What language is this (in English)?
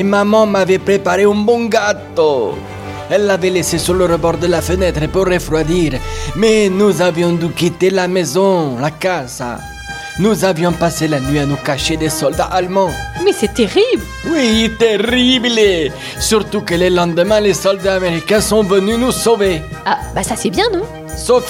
French